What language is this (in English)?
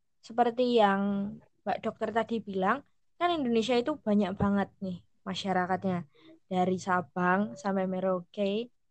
Indonesian